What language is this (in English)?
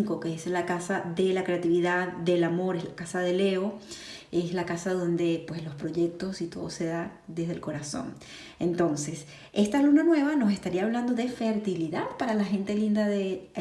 Spanish